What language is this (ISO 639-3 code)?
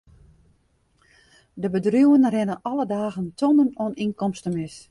fry